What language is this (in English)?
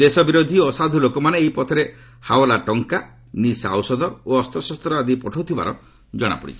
Odia